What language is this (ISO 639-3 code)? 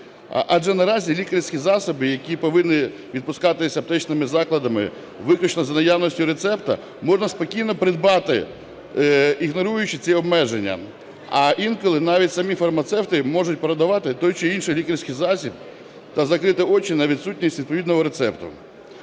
ukr